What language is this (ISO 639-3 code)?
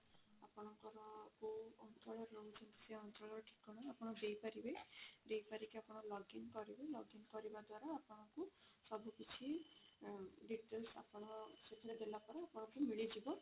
ori